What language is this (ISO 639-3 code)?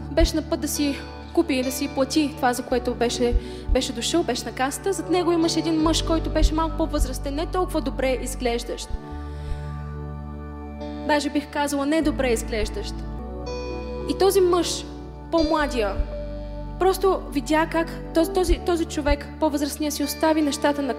bul